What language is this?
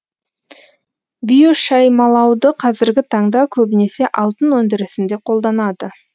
Kazakh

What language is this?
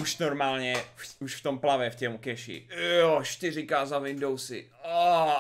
Czech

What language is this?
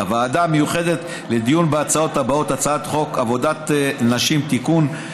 Hebrew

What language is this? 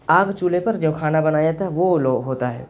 Urdu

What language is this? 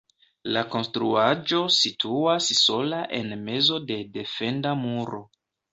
Esperanto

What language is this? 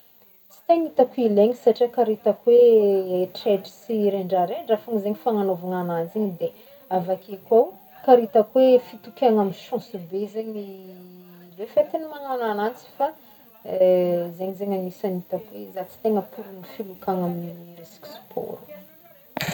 Northern Betsimisaraka Malagasy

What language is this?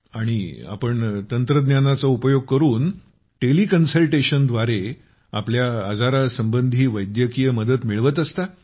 Marathi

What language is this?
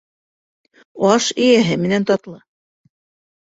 Bashkir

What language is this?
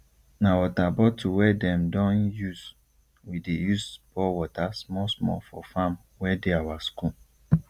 Nigerian Pidgin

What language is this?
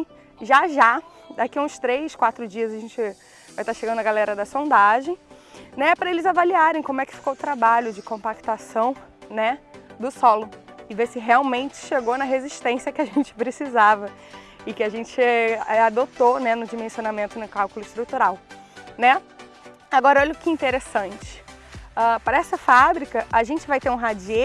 Portuguese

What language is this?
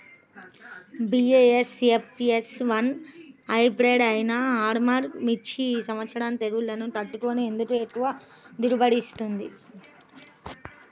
Telugu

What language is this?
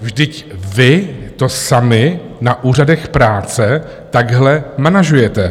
Czech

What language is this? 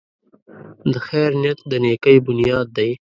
Pashto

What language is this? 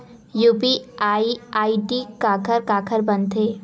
Chhattisgarhi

